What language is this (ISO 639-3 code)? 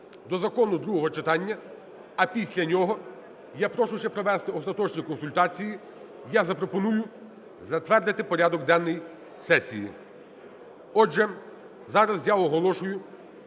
ukr